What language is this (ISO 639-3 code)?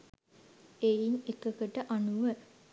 sin